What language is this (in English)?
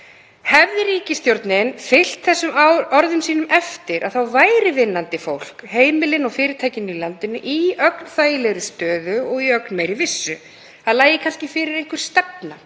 Icelandic